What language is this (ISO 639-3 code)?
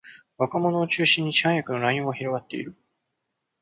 jpn